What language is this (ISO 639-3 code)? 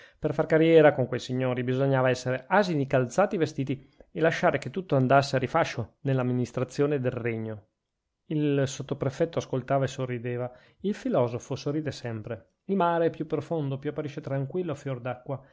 ita